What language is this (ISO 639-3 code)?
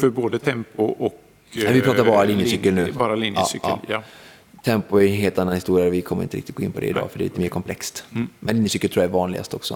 swe